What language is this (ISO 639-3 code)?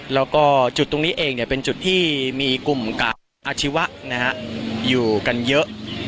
tha